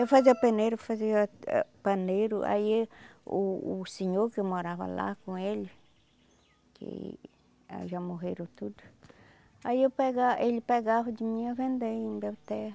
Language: Portuguese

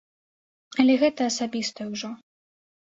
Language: Belarusian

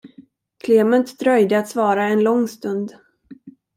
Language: Swedish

